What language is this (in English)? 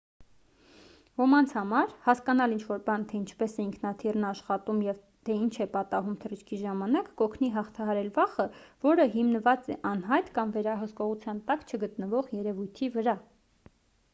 Armenian